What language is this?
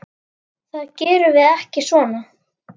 Icelandic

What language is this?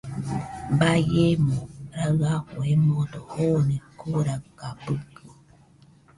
Nüpode Huitoto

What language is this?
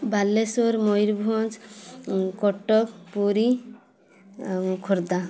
Odia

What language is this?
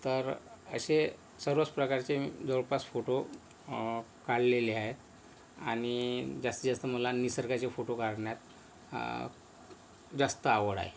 Marathi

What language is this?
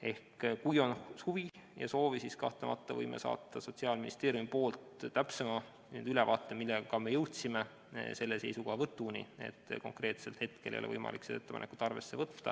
Estonian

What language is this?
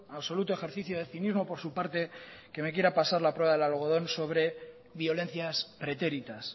Spanish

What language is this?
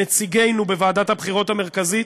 Hebrew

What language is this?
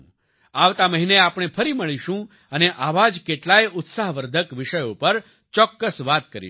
Gujarati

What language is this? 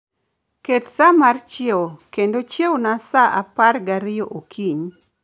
Luo (Kenya and Tanzania)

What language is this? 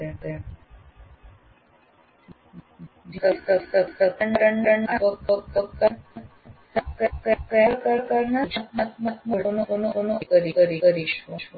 Gujarati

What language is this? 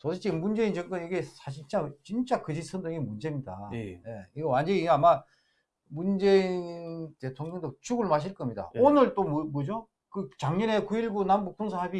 Korean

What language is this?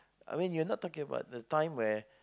English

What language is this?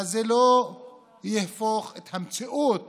Hebrew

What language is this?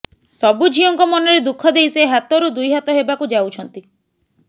Odia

